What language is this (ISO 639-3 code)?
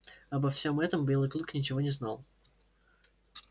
rus